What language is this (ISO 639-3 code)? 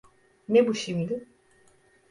tur